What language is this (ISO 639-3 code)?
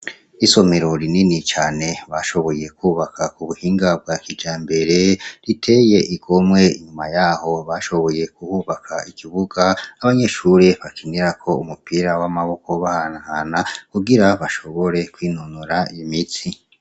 run